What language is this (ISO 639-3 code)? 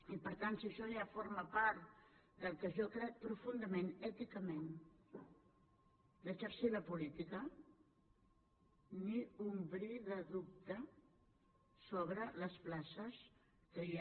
cat